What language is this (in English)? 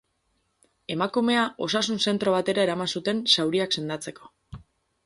Basque